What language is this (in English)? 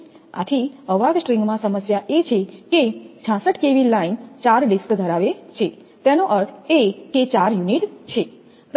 Gujarati